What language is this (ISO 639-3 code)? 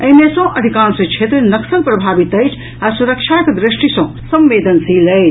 mai